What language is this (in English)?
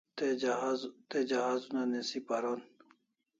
Kalasha